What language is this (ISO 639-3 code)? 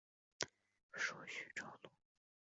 zho